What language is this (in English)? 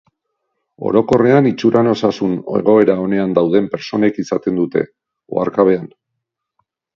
Basque